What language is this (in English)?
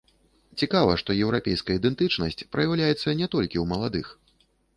Belarusian